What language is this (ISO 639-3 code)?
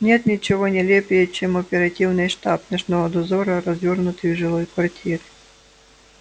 rus